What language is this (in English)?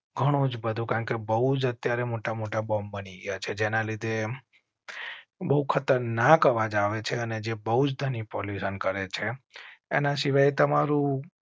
Gujarati